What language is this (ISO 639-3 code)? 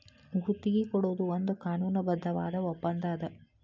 kan